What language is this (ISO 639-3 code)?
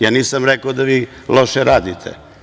srp